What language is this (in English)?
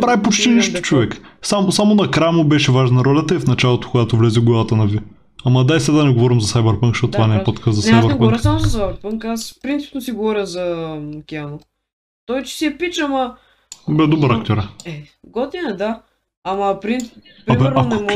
Bulgarian